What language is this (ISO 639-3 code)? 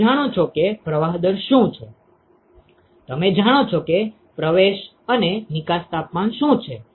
guj